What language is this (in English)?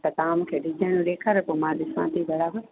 Sindhi